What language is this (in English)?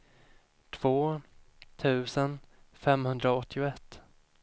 Swedish